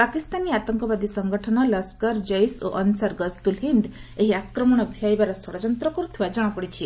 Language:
Odia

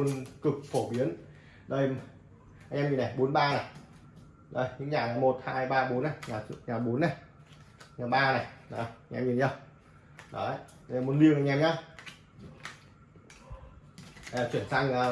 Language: Vietnamese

